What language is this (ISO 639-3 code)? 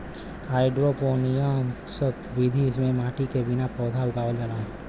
bho